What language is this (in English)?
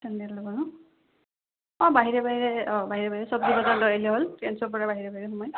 Assamese